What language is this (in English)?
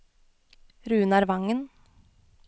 Norwegian